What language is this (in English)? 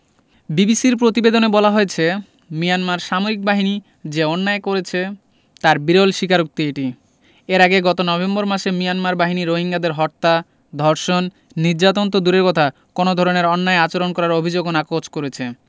Bangla